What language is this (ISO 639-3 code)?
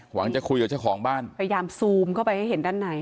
tha